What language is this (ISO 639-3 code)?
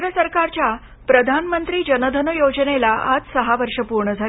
mar